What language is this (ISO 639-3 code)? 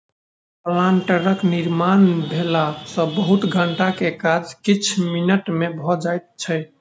mai